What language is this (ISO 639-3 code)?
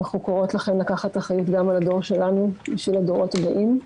heb